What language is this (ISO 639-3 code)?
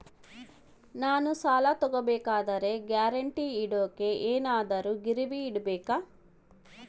kan